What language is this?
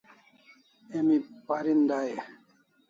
Kalasha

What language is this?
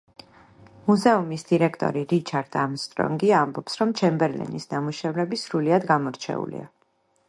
Georgian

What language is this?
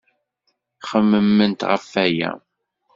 Kabyle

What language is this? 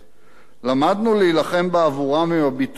Hebrew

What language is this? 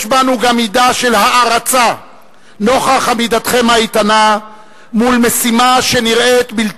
Hebrew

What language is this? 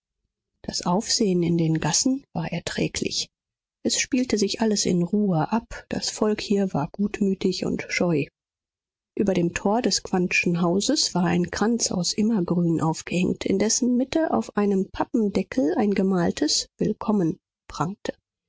German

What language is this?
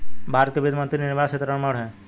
Hindi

